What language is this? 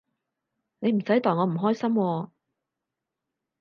Cantonese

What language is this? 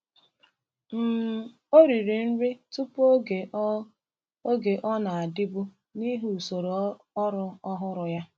Igbo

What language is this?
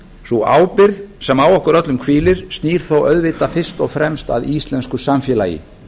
Icelandic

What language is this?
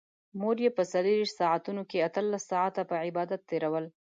Pashto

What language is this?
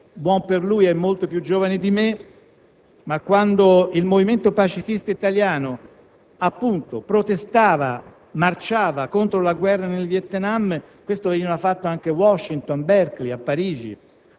Italian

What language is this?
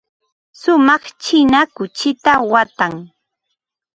Ambo-Pasco Quechua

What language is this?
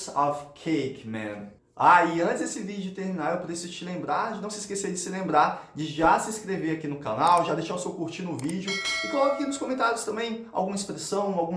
Portuguese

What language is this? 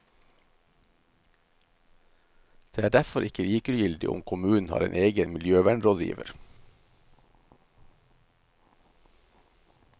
Norwegian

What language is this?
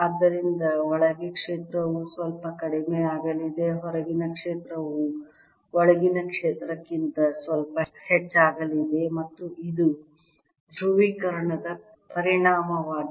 Kannada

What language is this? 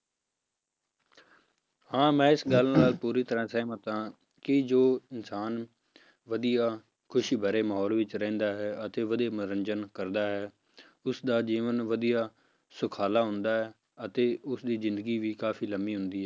Punjabi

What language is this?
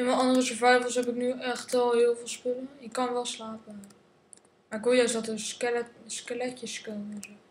Dutch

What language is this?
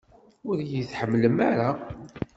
Kabyle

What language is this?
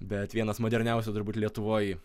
Lithuanian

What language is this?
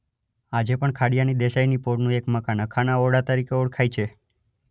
Gujarati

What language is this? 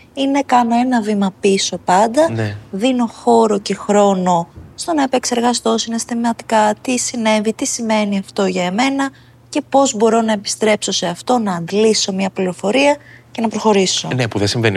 Greek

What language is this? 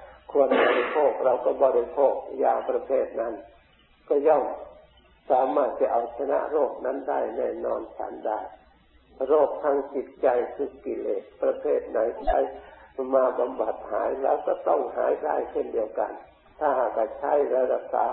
Thai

